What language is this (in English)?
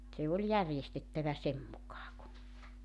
Finnish